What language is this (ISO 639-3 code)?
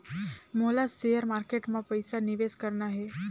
hne